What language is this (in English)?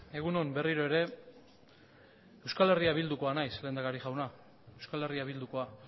Basque